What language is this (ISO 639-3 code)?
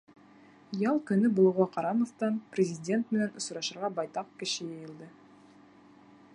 bak